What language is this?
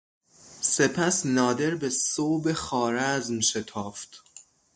Persian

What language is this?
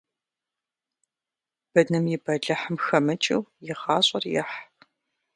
Kabardian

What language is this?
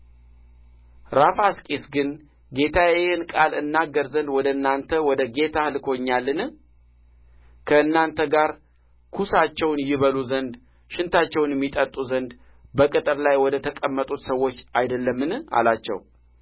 Amharic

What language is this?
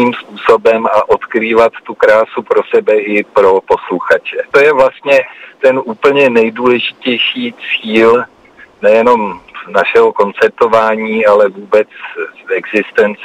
Czech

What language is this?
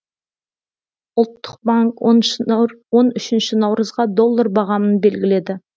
Kazakh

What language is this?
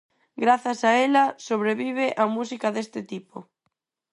Galician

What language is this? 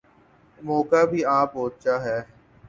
Urdu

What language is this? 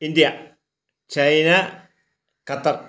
Malayalam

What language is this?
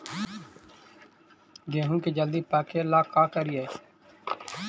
Magahi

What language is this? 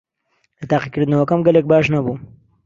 Central Kurdish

